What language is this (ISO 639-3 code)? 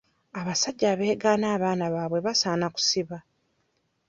lug